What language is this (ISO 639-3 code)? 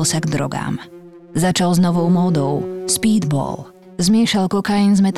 slk